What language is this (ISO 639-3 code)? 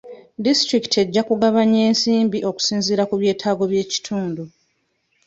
lug